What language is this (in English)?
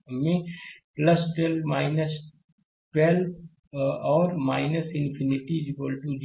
Hindi